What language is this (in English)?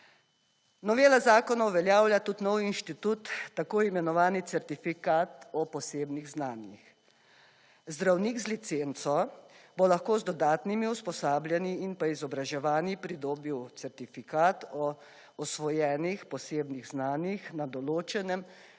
Slovenian